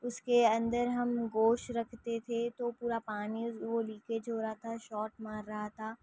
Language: Urdu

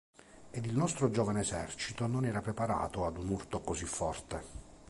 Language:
Italian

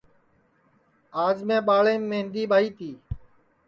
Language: Sansi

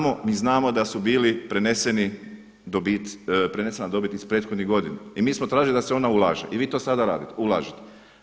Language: Croatian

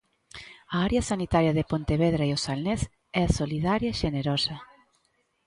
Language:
Galician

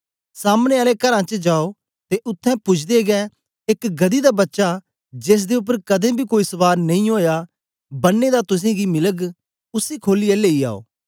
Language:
Dogri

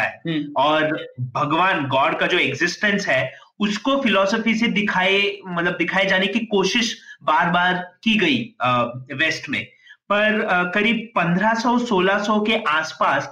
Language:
Hindi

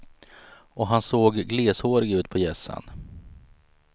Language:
Swedish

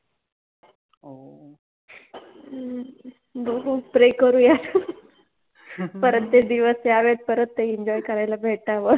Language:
Marathi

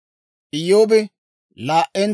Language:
Dawro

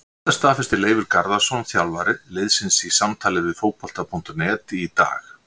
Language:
Icelandic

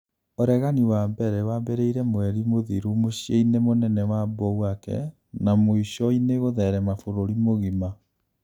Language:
Kikuyu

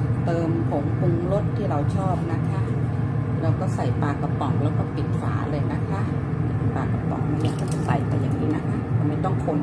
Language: Thai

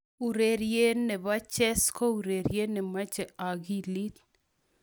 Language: Kalenjin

